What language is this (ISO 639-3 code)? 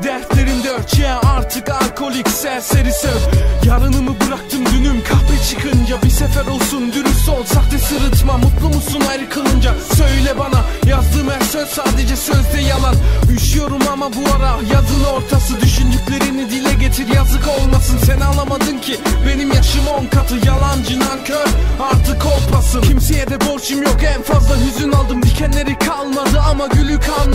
tur